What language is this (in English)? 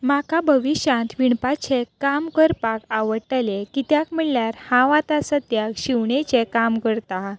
Konkani